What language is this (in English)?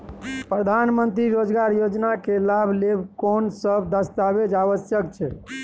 Maithili